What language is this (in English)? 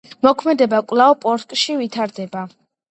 Georgian